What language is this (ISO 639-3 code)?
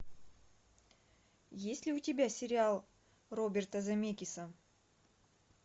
rus